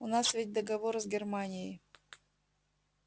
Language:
Russian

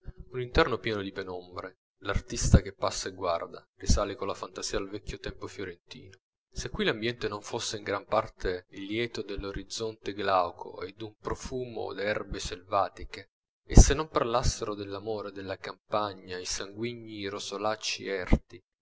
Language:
Italian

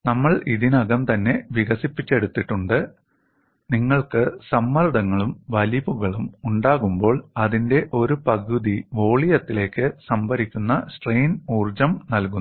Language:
Malayalam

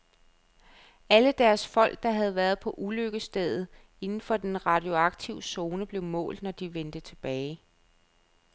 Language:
Danish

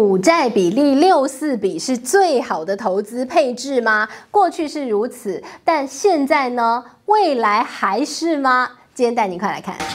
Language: Chinese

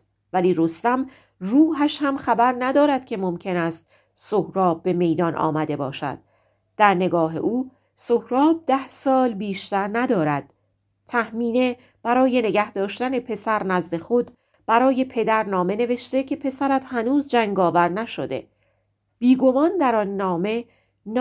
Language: Persian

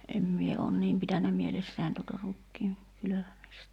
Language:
Finnish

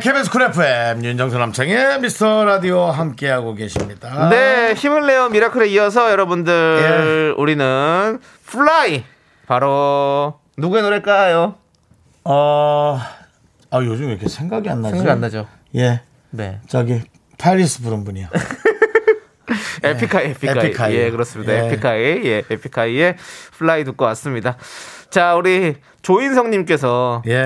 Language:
Korean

